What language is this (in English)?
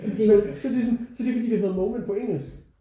Danish